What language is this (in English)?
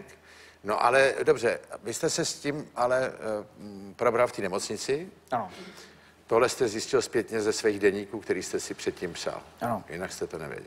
Czech